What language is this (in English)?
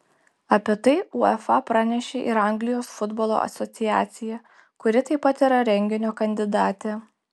Lithuanian